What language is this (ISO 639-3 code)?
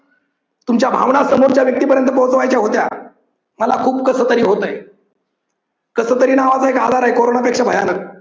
mar